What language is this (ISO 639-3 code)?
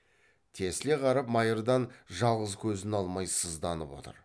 kaz